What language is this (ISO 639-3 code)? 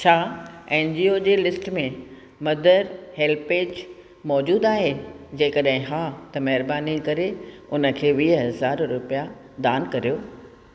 snd